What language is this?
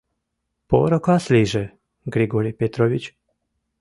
Mari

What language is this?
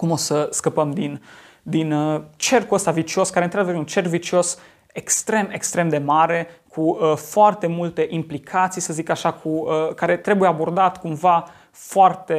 Romanian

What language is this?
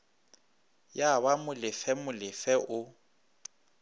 Northern Sotho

